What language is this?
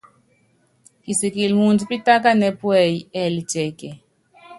Yangben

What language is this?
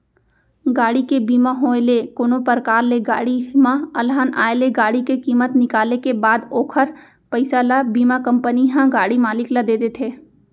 Chhattisgarhi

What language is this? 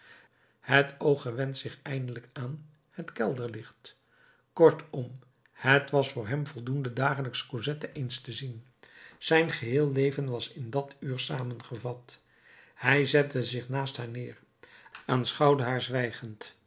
Dutch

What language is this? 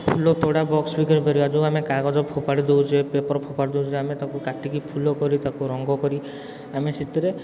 Odia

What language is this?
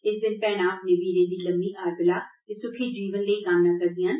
Dogri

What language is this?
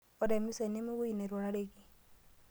Masai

